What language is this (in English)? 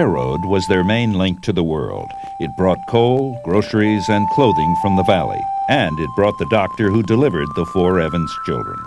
English